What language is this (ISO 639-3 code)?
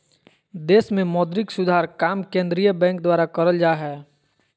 mag